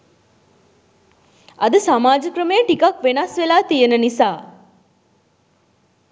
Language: Sinhala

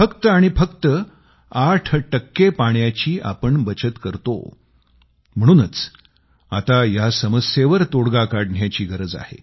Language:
Marathi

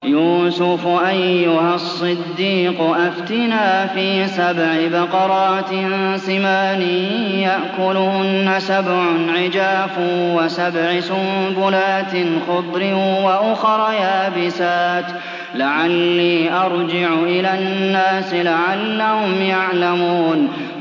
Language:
Arabic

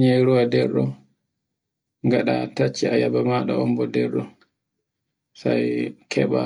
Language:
Borgu Fulfulde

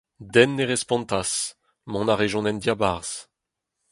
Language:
Breton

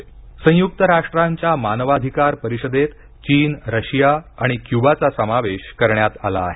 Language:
Marathi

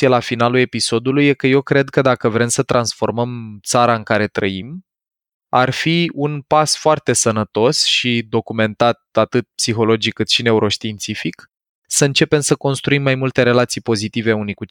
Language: Romanian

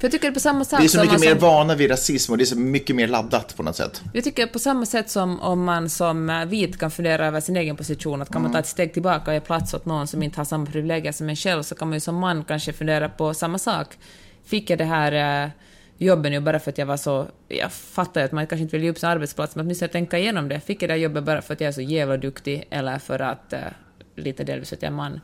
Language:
Swedish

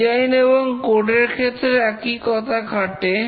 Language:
Bangla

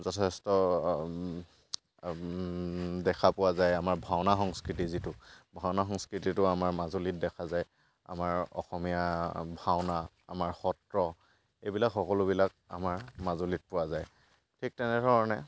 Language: Assamese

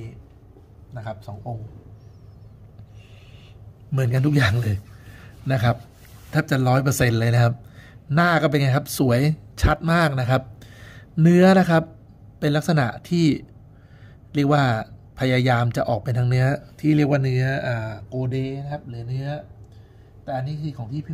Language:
Thai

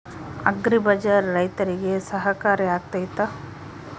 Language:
Kannada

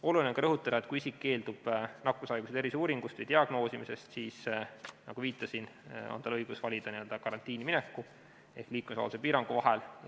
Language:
Estonian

